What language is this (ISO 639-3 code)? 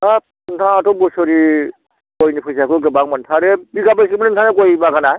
brx